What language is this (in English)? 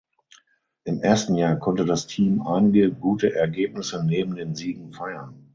German